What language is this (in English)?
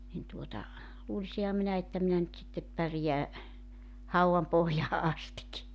Finnish